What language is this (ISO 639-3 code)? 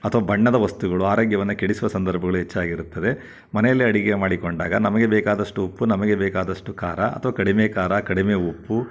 kan